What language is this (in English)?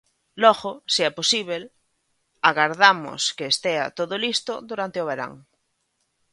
Galician